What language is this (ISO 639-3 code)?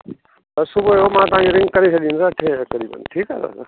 snd